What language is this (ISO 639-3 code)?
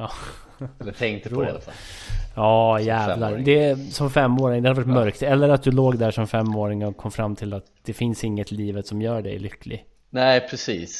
swe